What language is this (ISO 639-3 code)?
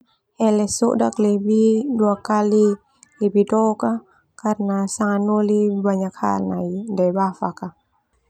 twu